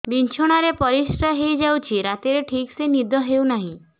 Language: Odia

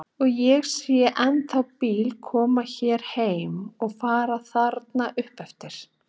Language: Icelandic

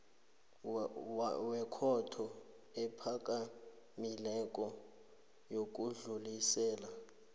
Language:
South Ndebele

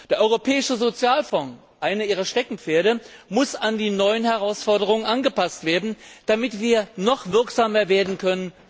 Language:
German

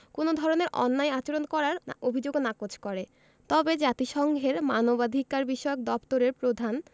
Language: Bangla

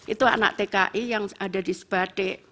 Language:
Indonesian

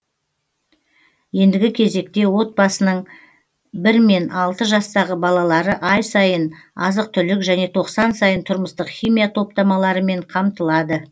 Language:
Kazakh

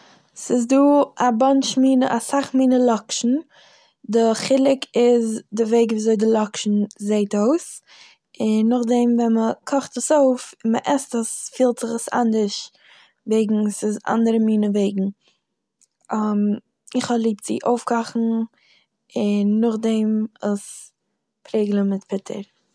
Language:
Yiddish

